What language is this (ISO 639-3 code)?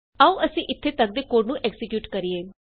pan